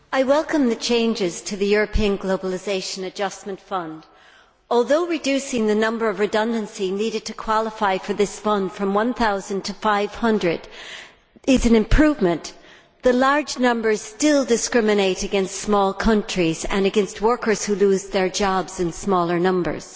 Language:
English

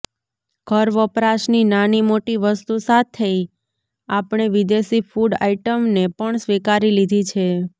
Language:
Gujarati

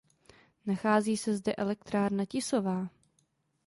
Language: Czech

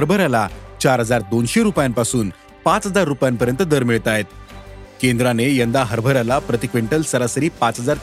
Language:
Marathi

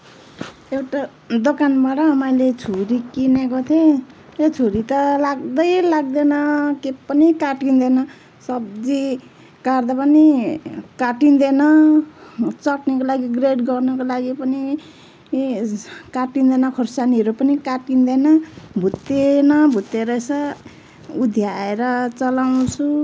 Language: Nepali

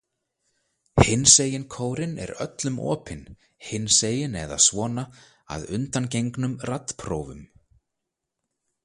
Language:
Icelandic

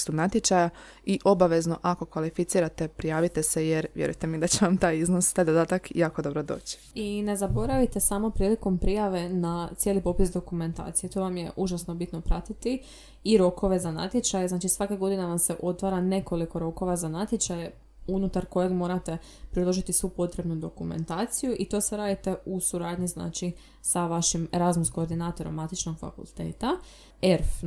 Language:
Croatian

